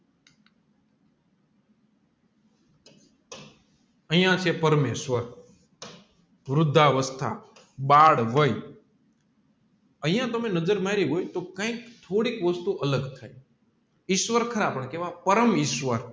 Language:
Gujarati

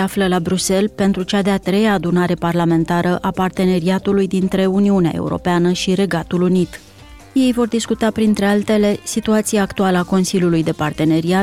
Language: Romanian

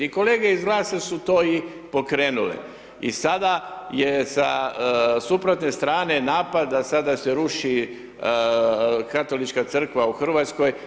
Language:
Croatian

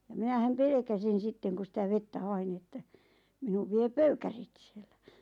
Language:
Finnish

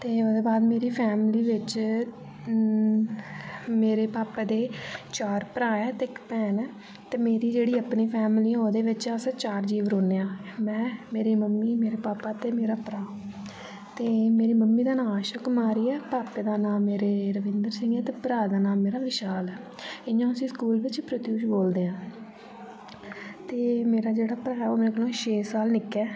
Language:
Dogri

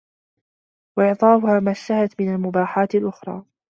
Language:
Arabic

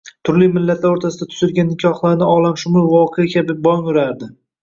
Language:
Uzbek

